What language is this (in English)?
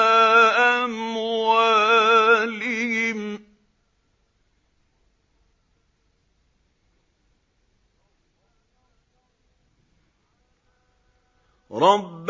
Arabic